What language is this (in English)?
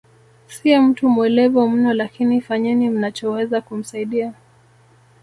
Swahili